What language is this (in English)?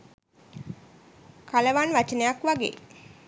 Sinhala